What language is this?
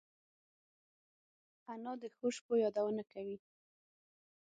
Pashto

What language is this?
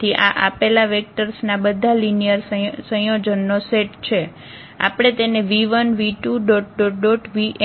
Gujarati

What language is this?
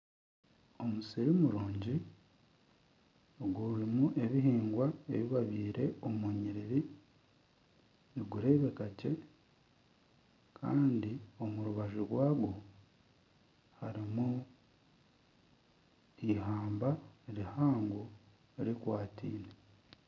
Nyankole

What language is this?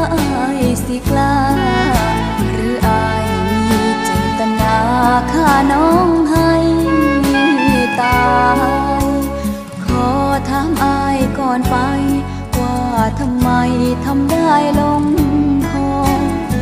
Thai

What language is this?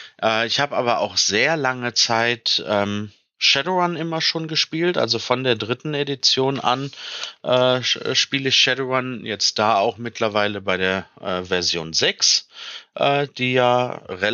German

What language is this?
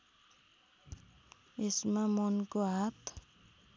Nepali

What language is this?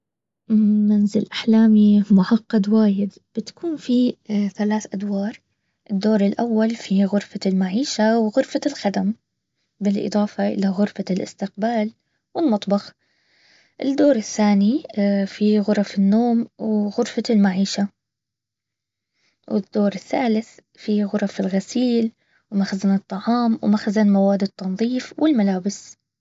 Baharna Arabic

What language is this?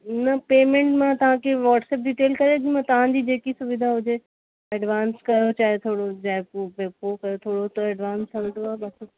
Sindhi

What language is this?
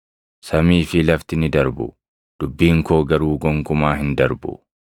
Oromo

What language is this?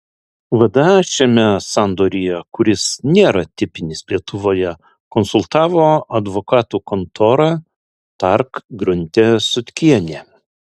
Lithuanian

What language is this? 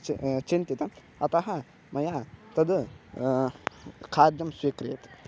Sanskrit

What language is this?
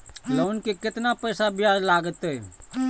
Maithili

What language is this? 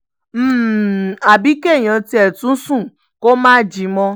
Yoruba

